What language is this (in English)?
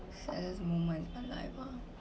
English